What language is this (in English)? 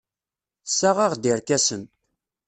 Kabyle